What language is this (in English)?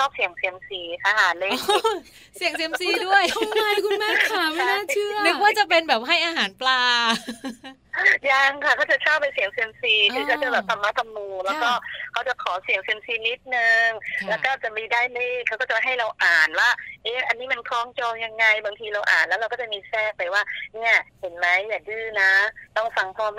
Thai